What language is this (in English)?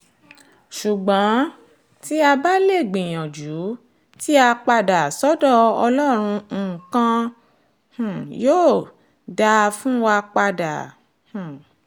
Yoruba